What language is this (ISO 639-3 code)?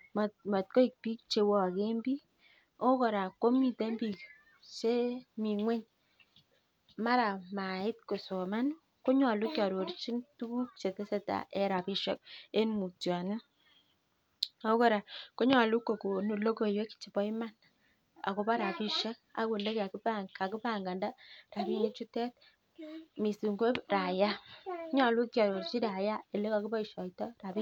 kln